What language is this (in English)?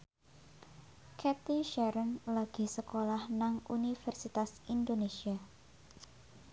Javanese